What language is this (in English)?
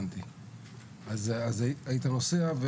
Hebrew